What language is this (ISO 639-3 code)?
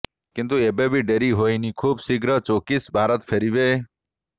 ori